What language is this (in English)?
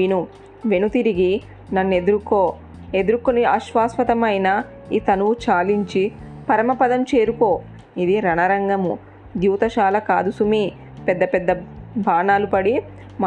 Telugu